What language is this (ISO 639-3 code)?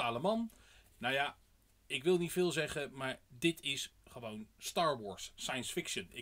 nld